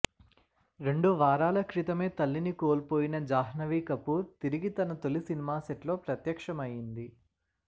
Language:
Telugu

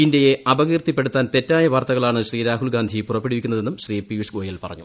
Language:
Malayalam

